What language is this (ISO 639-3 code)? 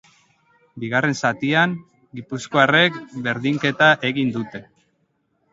eus